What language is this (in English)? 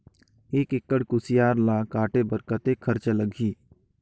Chhattisgarhi